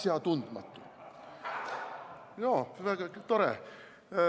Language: Estonian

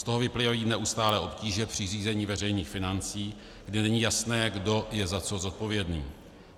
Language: Czech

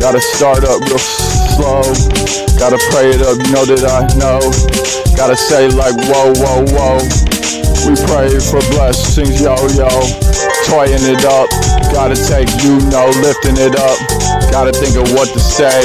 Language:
English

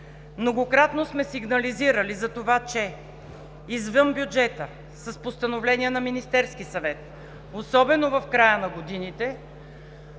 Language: Bulgarian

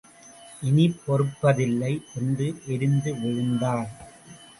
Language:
Tamil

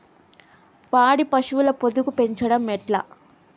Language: Telugu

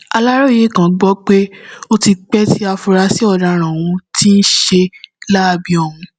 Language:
Yoruba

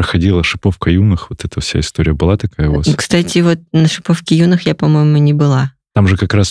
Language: Russian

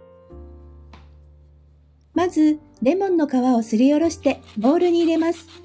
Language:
Japanese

